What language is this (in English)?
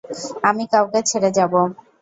Bangla